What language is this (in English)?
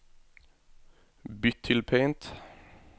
Norwegian